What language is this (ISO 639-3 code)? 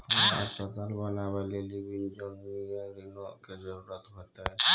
mai